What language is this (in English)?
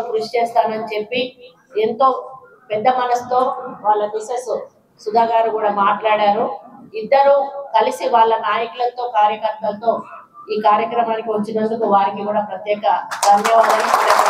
Telugu